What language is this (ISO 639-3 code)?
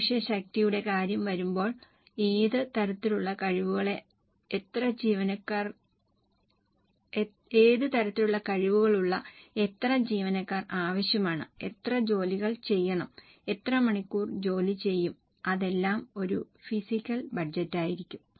mal